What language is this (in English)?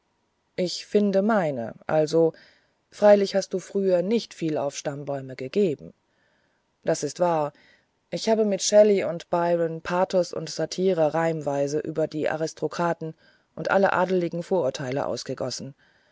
German